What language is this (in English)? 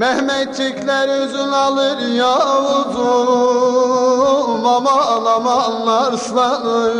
Turkish